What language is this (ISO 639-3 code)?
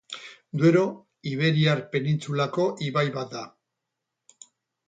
eus